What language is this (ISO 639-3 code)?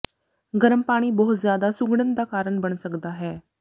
pan